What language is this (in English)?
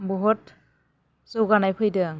Bodo